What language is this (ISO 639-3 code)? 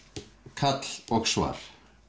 isl